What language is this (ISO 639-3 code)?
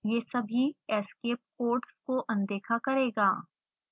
hin